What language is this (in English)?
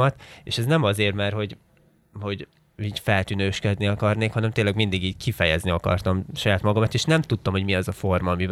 Hungarian